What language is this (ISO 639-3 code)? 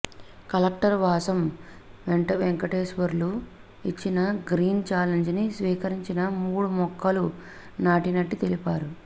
tel